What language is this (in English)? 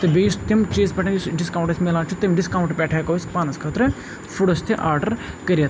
Kashmiri